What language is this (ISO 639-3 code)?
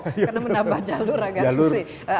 ind